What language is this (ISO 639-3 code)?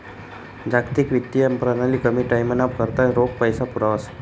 mar